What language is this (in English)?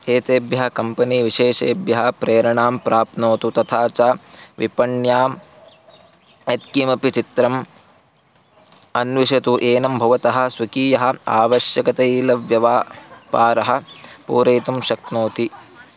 Sanskrit